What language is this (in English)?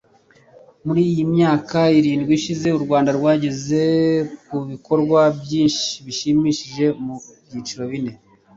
Kinyarwanda